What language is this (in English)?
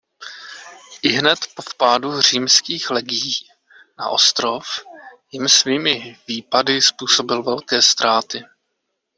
Czech